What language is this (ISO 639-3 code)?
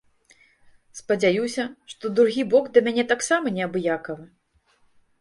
bel